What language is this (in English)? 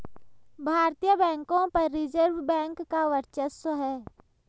Hindi